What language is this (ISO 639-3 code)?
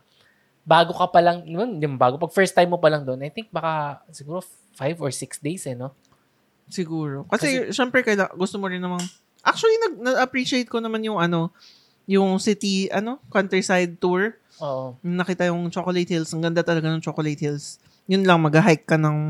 fil